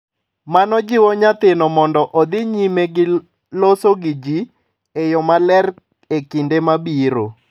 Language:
Luo (Kenya and Tanzania)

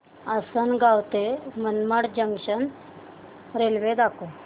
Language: Marathi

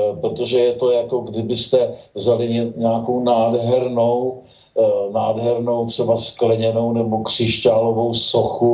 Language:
Czech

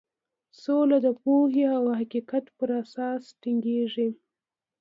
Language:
Pashto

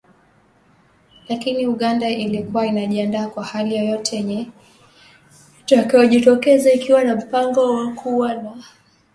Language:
Swahili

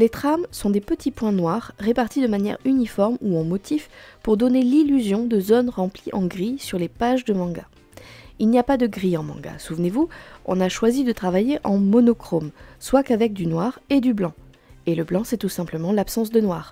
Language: French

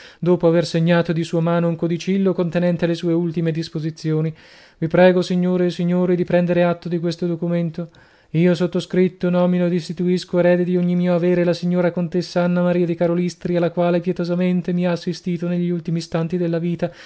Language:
Italian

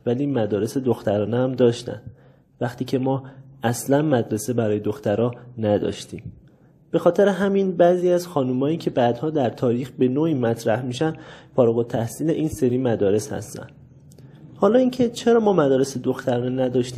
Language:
Persian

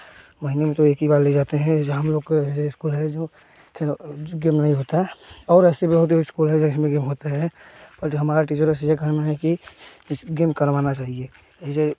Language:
Hindi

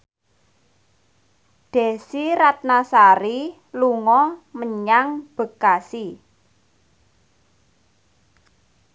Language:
Javanese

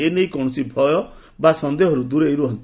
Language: Odia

